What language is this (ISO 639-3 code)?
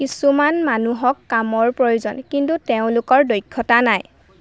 asm